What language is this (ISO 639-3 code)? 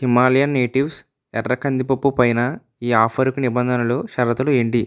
tel